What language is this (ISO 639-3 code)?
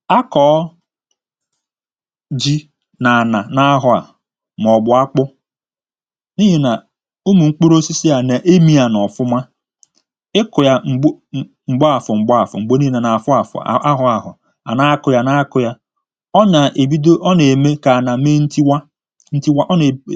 ibo